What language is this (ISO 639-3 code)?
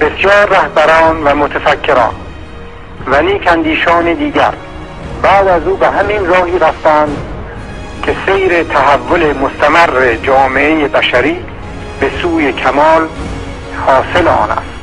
fas